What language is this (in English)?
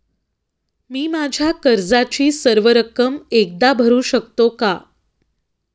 Marathi